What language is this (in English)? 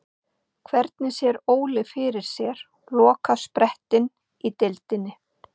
Icelandic